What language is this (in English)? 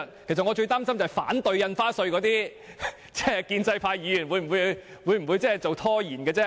Cantonese